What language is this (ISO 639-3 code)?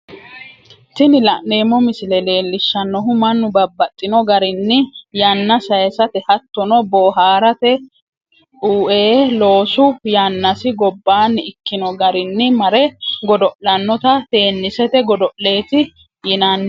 sid